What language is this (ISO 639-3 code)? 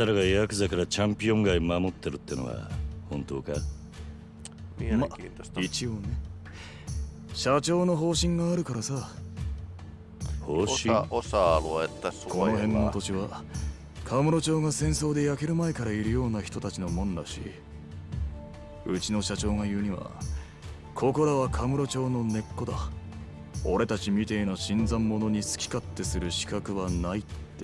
jpn